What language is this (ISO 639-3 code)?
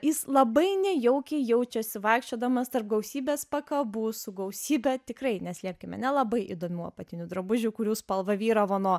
lit